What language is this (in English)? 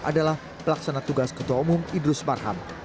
Indonesian